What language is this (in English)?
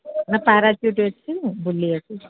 Odia